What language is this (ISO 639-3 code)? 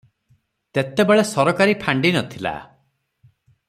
ori